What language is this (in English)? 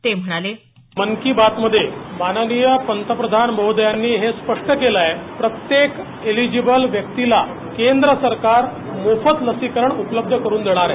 Marathi